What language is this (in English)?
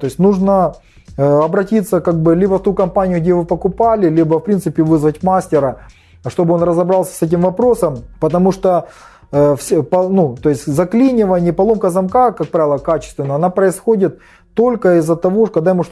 Russian